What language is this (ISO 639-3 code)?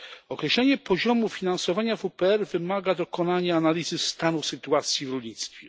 pol